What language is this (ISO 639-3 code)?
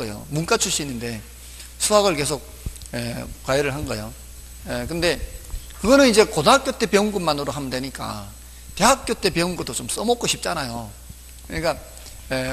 kor